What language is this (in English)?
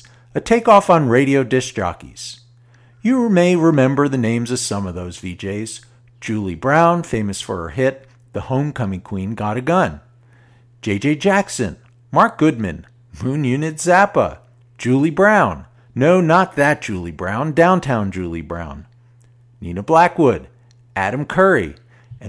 English